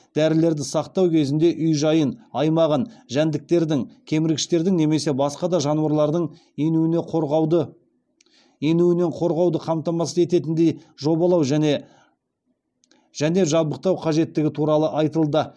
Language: Kazakh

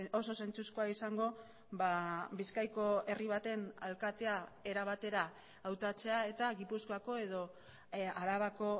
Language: Basque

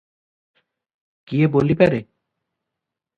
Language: Odia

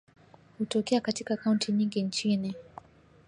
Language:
Swahili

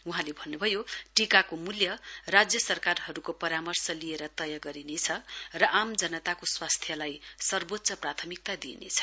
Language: Nepali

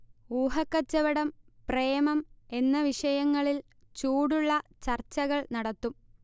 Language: Malayalam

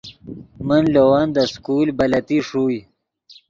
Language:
Yidgha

